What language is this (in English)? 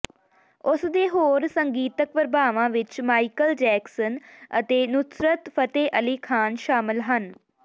Punjabi